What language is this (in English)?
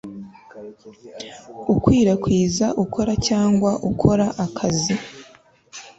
Kinyarwanda